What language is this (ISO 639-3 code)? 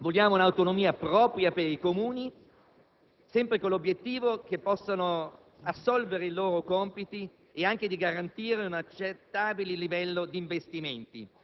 ita